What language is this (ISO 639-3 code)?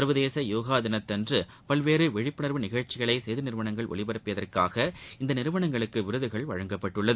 tam